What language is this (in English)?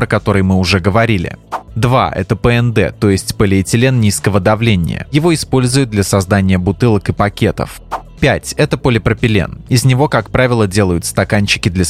Russian